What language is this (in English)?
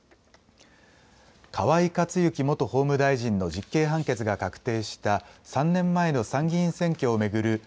Japanese